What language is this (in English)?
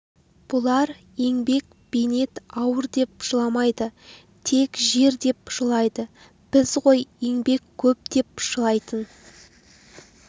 Kazakh